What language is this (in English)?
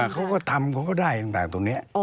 Thai